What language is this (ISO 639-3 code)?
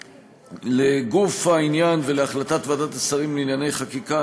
heb